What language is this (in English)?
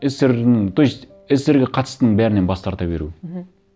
Kazakh